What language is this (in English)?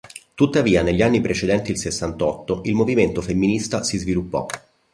Italian